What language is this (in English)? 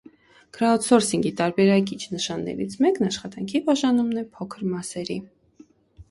Armenian